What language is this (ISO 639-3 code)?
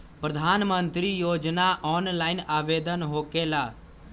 mag